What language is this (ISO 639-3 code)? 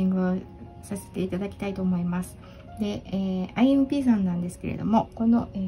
jpn